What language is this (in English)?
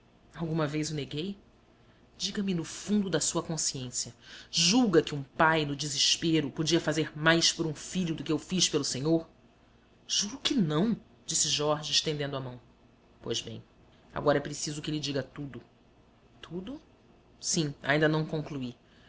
Portuguese